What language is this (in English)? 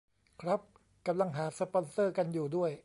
Thai